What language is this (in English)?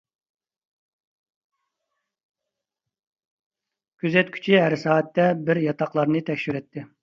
Uyghur